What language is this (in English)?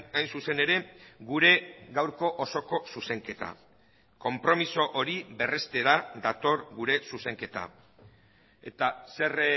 Basque